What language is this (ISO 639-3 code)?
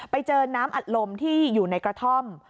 tha